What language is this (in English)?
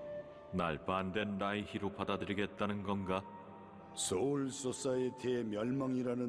Korean